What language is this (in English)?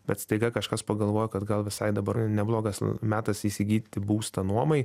Lithuanian